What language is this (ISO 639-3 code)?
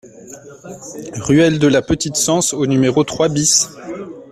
fra